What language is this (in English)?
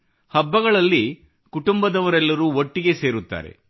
Kannada